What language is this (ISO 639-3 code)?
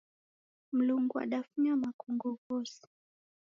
dav